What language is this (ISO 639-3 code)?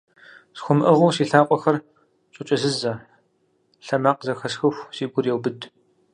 kbd